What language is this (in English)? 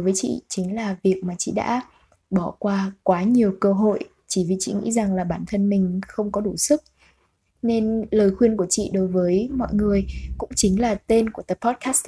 Vietnamese